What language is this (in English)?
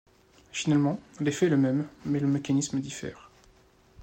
French